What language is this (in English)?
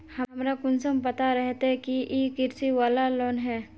Magahi